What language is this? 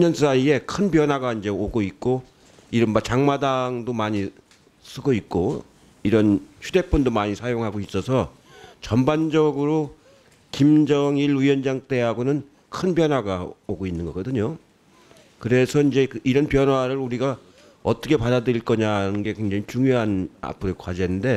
Korean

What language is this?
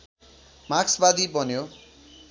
Nepali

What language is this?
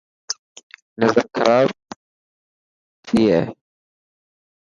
Dhatki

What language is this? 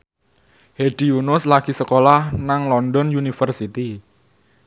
Javanese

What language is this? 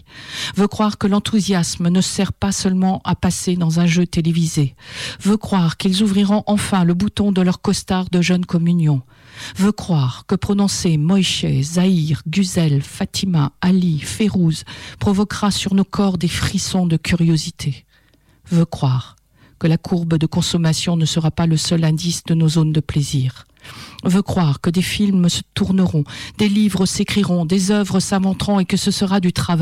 French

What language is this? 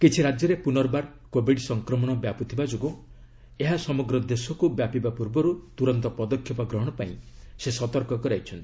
Odia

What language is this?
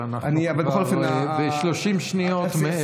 Hebrew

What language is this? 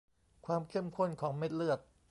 Thai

